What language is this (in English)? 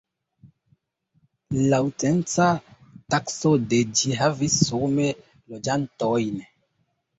Esperanto